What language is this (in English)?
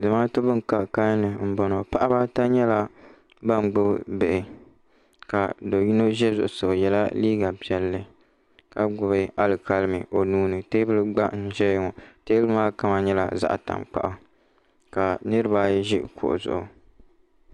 Dagbani